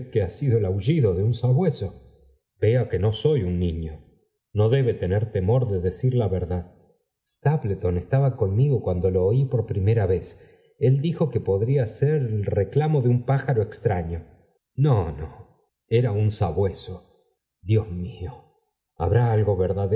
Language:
Spanish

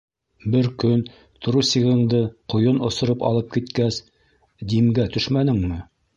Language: Bashkir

